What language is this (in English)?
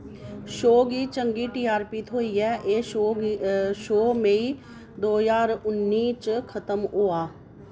Dogri